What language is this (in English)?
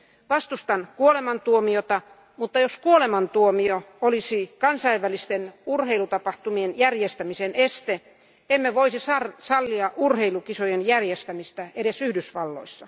Finnish